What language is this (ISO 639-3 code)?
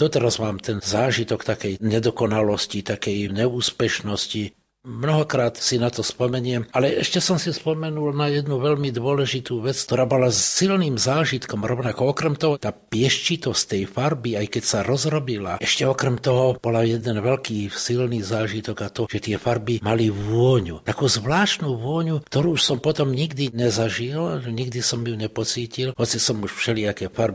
slk